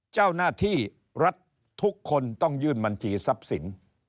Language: Thai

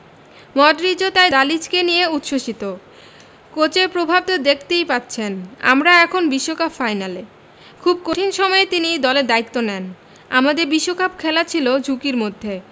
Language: Bangla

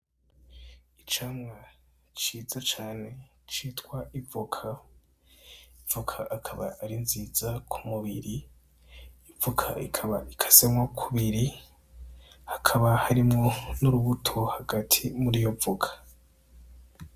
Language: Rundi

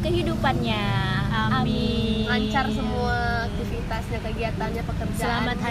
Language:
Indonesian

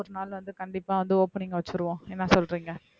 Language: Tamil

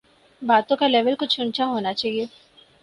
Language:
Urdu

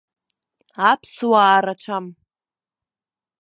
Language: Abkhazian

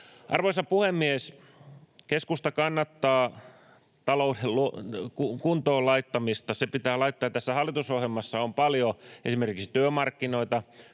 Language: Finnish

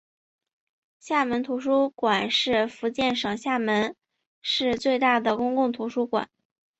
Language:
Chinese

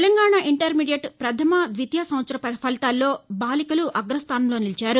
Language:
Telugu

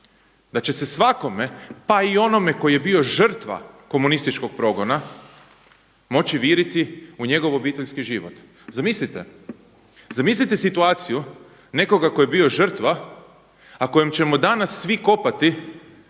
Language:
Croatian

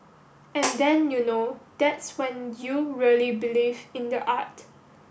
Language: English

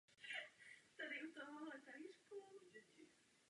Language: Czech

